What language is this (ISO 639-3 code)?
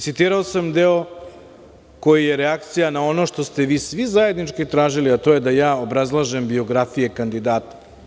srp